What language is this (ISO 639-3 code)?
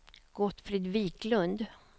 swe